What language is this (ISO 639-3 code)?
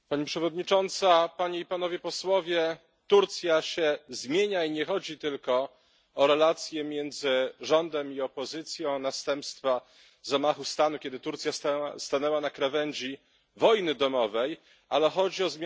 pol